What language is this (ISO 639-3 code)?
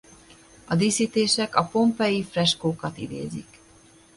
hun